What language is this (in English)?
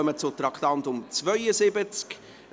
Swiss German